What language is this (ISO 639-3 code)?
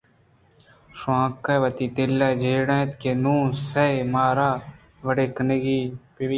bgp